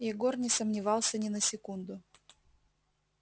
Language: Russian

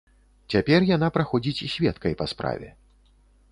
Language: Belarusian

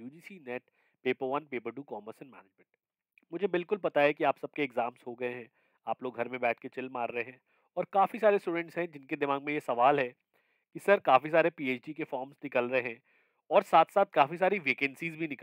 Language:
Hindi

